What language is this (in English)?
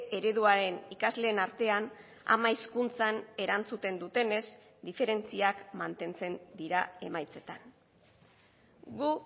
Basque